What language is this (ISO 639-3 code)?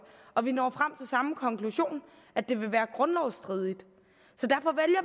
dan